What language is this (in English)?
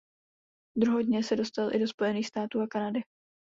Czech